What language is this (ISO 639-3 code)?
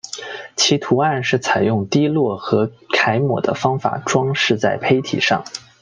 zho